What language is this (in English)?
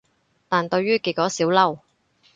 Cantonese